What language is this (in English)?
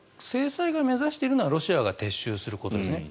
Japanese